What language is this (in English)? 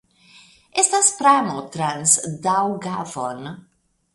Esperanto